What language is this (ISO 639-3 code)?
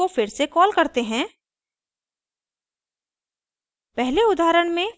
hin